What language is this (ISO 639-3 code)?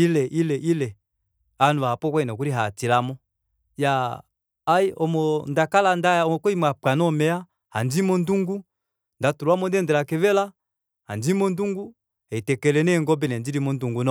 kua